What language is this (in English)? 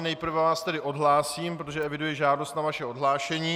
Czech